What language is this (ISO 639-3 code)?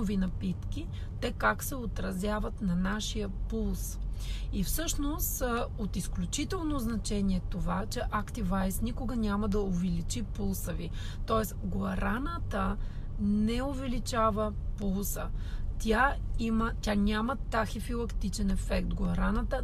bul